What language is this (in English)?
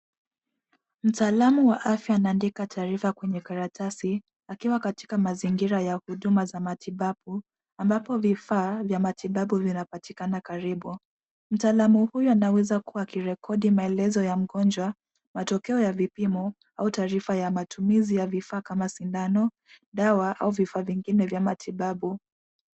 Swahili